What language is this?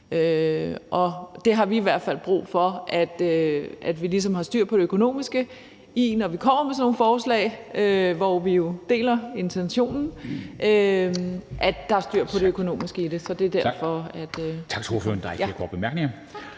Danish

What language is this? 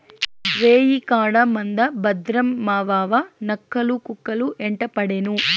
Telugu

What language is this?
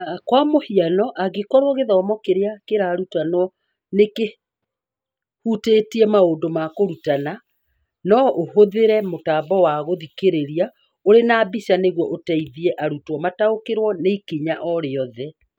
Kikuyu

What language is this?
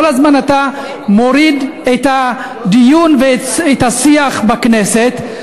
Hebrew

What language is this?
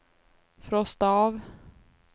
Swedish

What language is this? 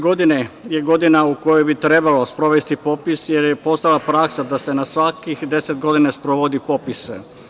Serbian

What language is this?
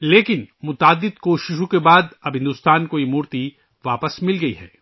Urdu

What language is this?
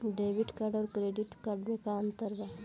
Bhojpuri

